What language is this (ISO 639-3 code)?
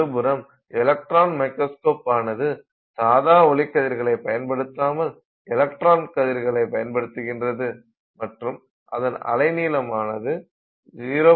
tam